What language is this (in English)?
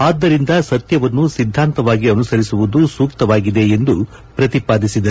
Kannada